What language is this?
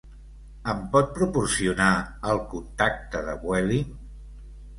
Catalan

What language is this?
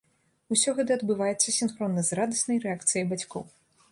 Belarusian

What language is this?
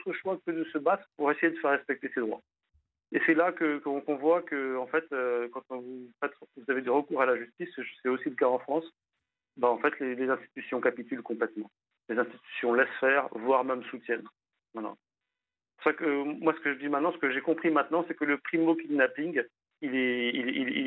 French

